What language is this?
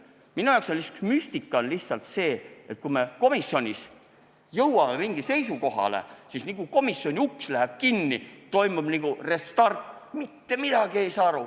Estonian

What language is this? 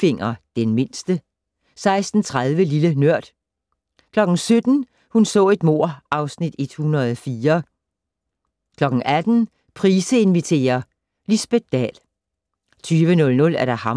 Danish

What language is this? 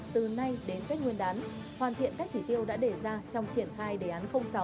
Vietnamese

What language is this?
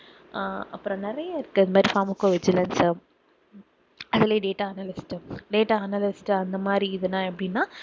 Tamil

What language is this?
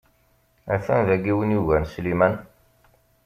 Kabyle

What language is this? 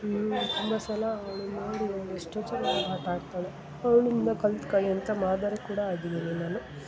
Kannada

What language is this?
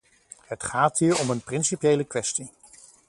Dutch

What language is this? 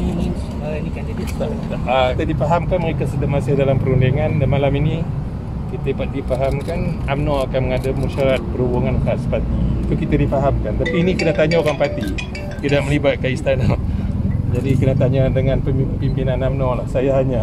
Malay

